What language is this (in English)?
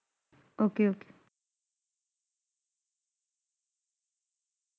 Punjabi